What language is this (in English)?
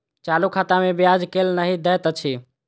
Maithili